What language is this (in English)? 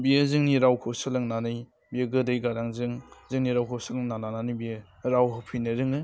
Bodo